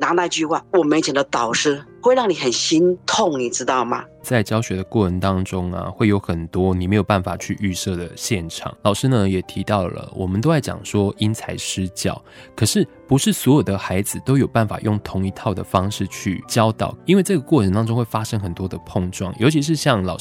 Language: Chinese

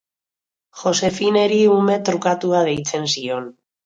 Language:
Basque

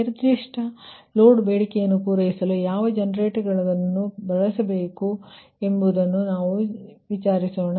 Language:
Kannada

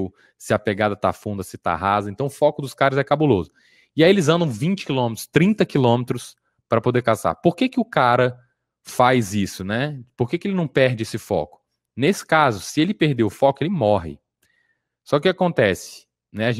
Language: Portuguese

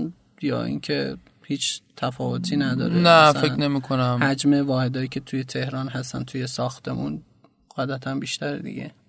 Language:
Persian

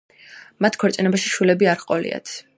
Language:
Georgian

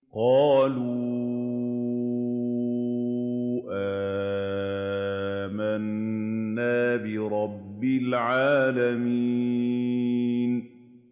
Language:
Arabic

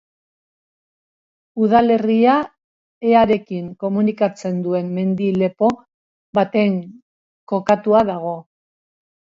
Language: Basque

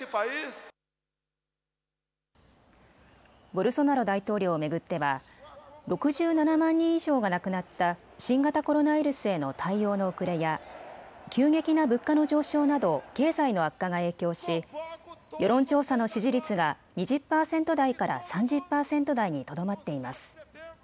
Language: Japanese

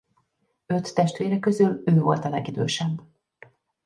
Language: Hungarian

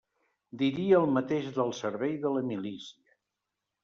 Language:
Catalan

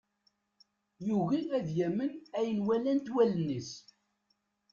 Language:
Kabyle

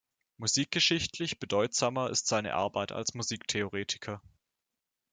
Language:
German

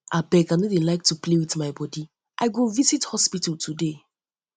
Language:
Nigerian Pidgin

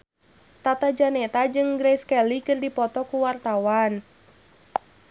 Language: Sundanese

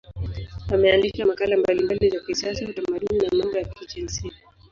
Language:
Swahili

